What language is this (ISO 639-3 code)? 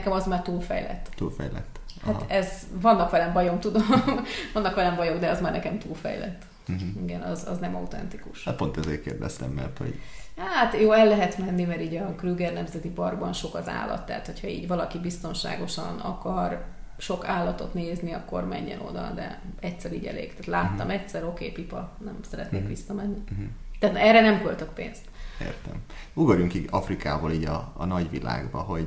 hun